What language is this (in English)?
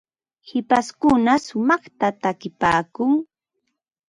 Ambo-Pasco Quechua